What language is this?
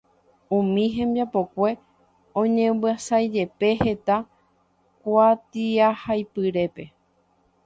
Guarani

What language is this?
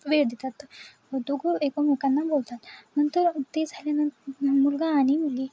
Marathi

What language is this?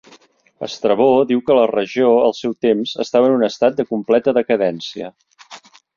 Catalan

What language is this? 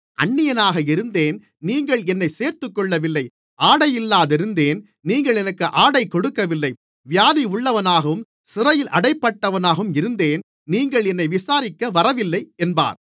Tamil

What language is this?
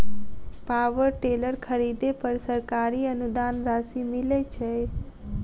Maithili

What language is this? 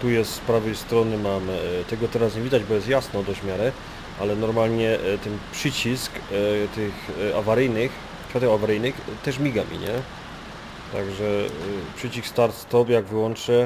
Polish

